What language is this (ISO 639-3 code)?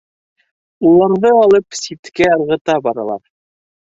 bak